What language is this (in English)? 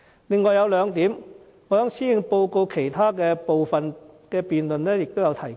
Cantonese